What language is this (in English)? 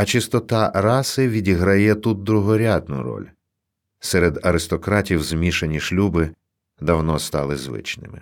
Ukrainian